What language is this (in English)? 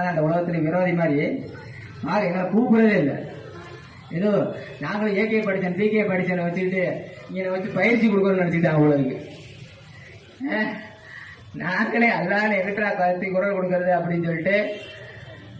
Tamil